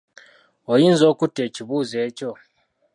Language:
Ganda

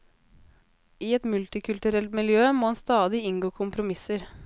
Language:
Norwegian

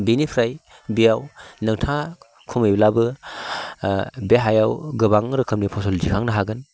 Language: Bodo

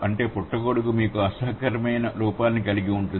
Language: Telugu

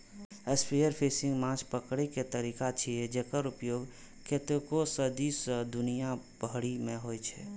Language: Maithili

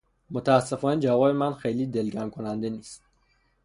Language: Persian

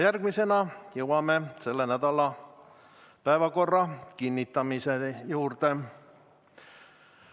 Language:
Estonian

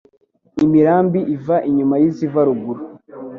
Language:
Kinyarwanda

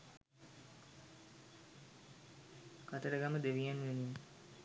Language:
Sinhala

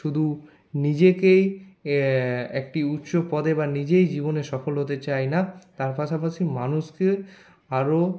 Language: Bangla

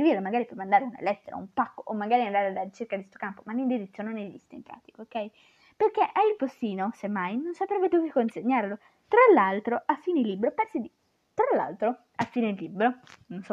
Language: Italian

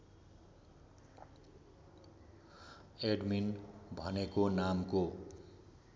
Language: Nepali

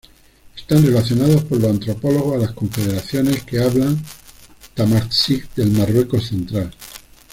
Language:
Spanish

